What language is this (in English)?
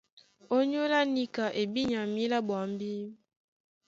Duala